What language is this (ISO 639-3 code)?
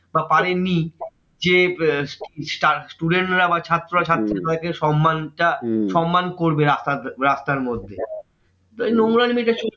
ben